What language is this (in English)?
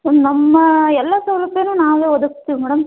Kannada